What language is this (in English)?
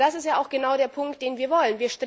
German